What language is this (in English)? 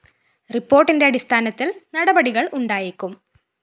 Malayalam